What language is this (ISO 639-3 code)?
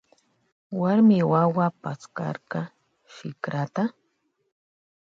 qvj